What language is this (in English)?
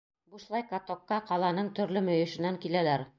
Bashkir